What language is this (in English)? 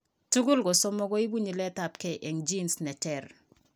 Kalenjin